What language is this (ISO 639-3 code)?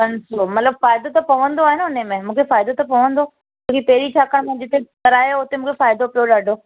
snd